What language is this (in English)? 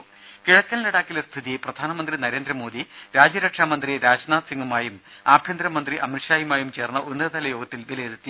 Malayalam